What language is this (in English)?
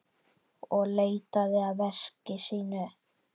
Icelandic